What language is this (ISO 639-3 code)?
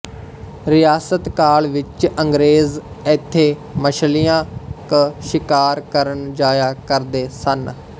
pan